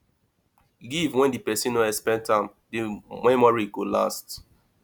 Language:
Nigerian Pidgin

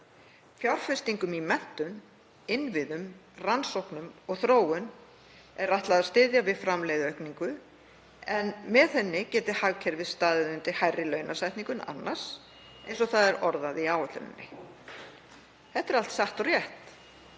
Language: Icelandic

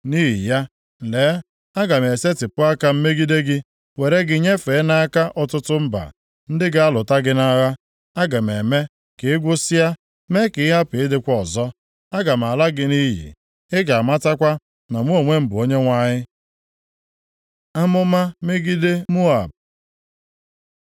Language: Igbo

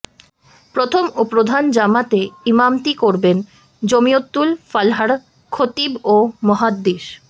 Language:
Bangla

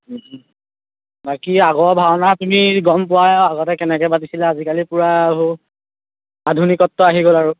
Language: Assamese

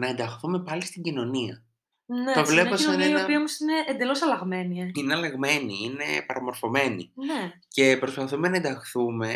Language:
Greek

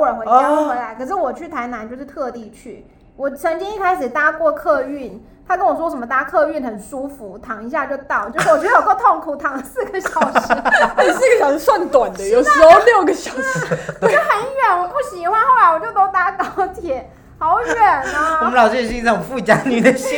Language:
Chinese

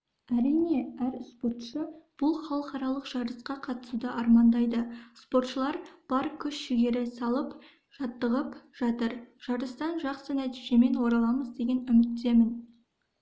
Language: Kazakh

